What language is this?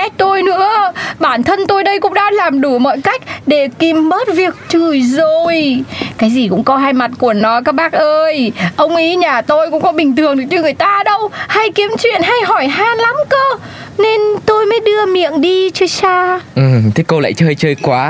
Vietnamese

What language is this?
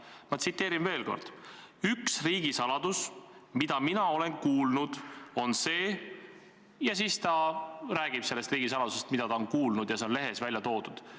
Estonian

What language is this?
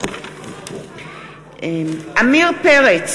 Hebrew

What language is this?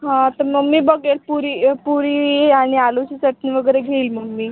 Marathi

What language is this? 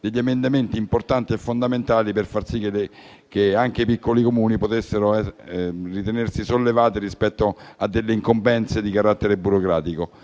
Italian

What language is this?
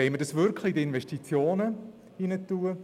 Swiss German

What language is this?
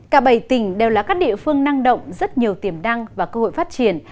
Vietnamese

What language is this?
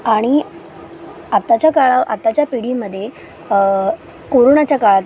Marathi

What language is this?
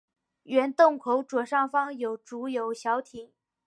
Chinese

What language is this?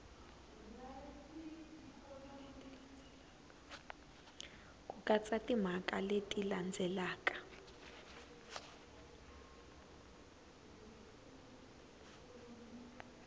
Tsonga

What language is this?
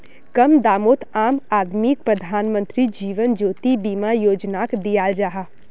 Magahi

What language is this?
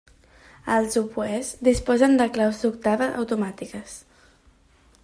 Catalan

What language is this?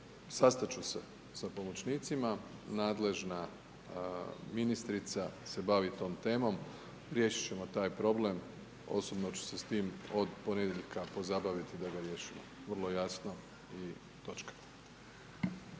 Croatian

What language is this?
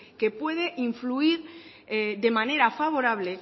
Spanish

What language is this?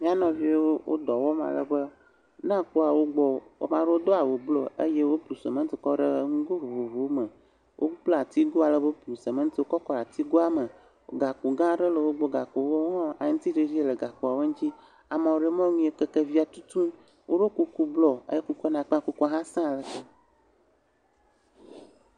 Ewe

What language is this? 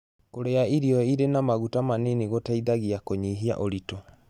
Kikuyu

